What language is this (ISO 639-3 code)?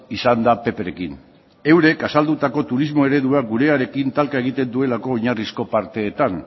eus